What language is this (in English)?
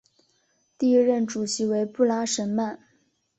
Chinese